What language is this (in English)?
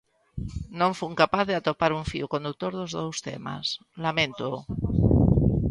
Galician